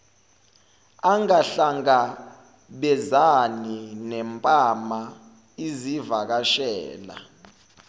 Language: Zulu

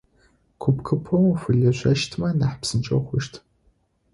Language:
Adyghe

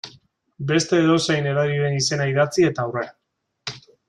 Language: Basque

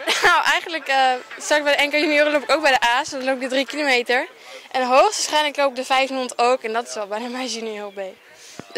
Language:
Dutch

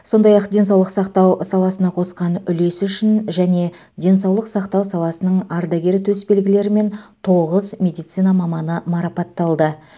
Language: Kazakh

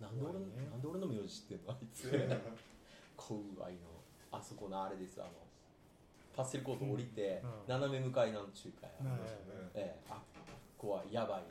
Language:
Japanese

